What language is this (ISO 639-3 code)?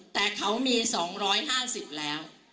tha